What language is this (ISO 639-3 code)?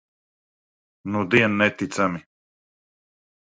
lav